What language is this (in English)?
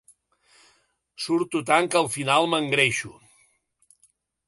Catalan